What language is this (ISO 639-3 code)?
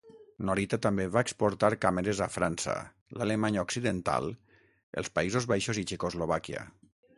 cat